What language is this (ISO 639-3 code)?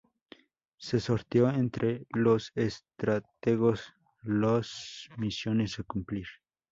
spa